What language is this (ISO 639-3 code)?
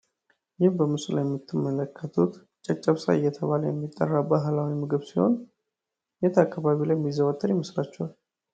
amh